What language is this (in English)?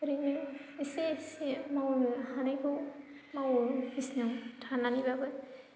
Bodo